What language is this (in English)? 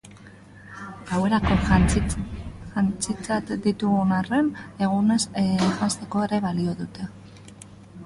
Basque